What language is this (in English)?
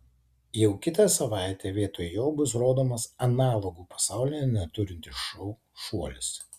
Lithuanian